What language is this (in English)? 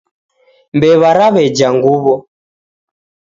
Taita